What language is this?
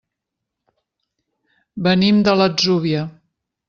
Catalan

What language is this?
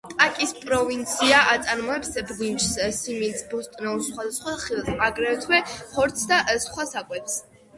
Georgian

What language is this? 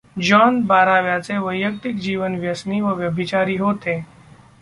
Marathi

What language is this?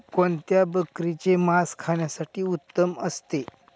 Marathi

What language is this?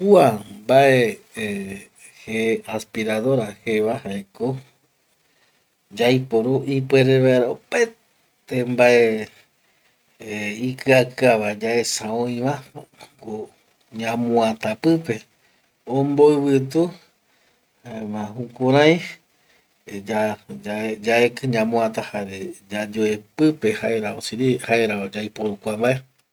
Eastern Bolivian Guaraní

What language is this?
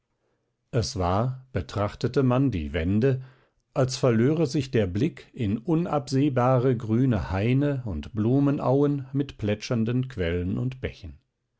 German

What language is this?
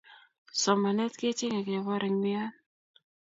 Kalenjin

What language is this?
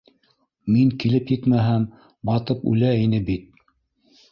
Bashkir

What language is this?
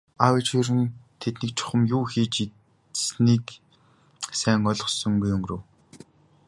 Mongolian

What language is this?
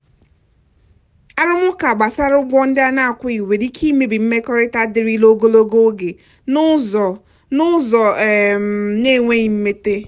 Igbo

